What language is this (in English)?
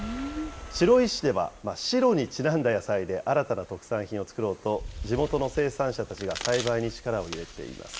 Japanese